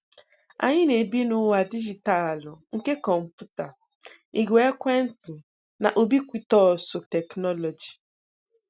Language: Igbo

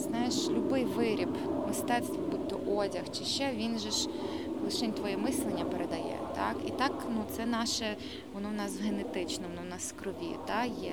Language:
Ukrainian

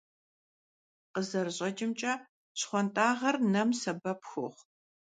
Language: Kabardian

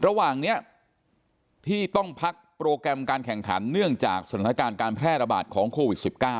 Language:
Thai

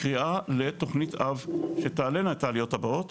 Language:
Hebrew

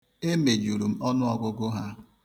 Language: Igbo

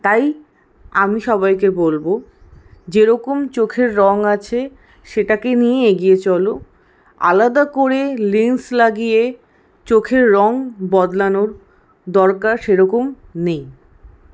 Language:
Bangla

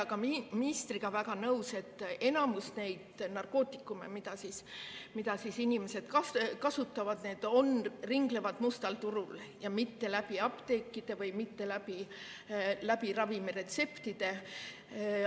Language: Estonian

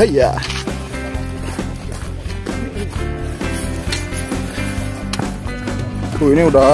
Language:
Indonesian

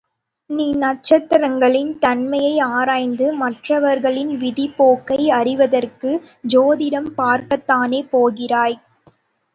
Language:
Tamil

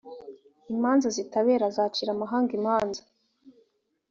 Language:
Kinyarwanda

